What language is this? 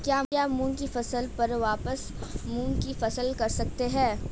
Hindi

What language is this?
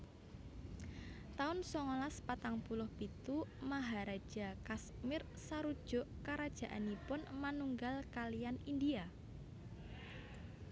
Javanese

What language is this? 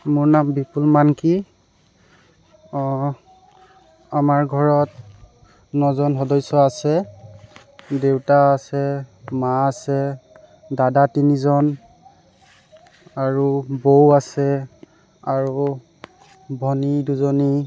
Assamese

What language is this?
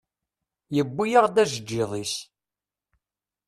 Kabyle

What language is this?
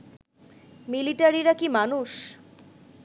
Bangla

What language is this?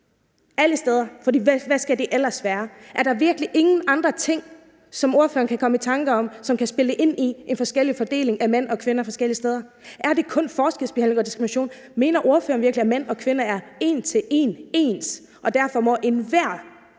Danish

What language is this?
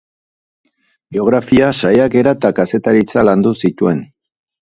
Basque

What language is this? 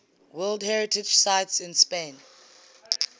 English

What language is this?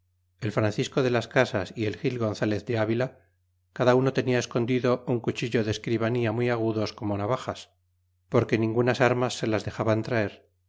Spanish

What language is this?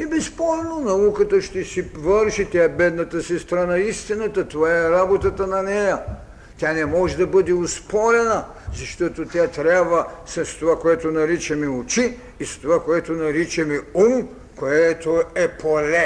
Bulgarian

